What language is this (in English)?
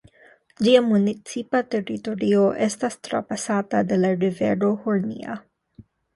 Esperanto